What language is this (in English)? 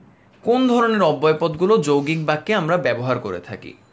Bangla